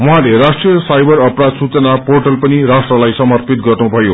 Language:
Nepali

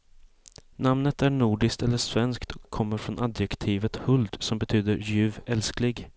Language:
Swedish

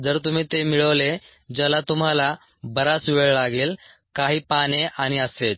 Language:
Marathi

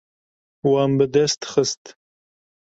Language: Kurdish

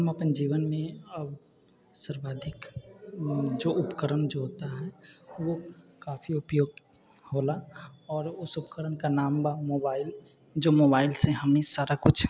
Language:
Maithili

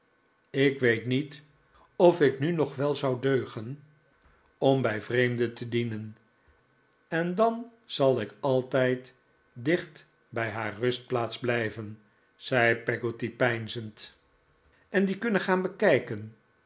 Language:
Dutch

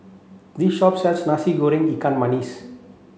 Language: English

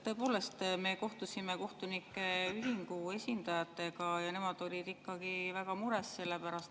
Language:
Estonian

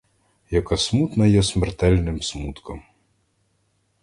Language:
Ukrainian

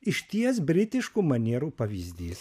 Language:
Lithuanian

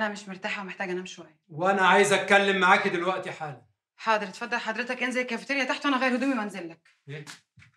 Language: Arabic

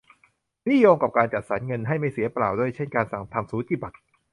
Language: Thai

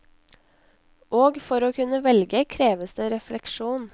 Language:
Norwegian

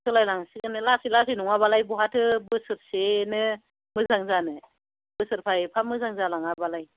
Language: Bodo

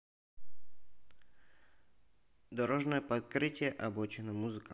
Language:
Russian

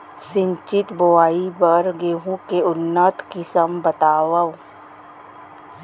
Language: Chhattisgarhi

